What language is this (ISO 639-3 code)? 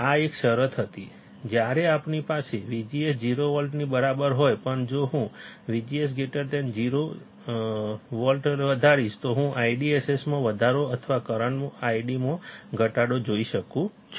guj